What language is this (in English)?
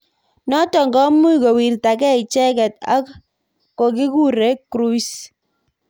Kalenjin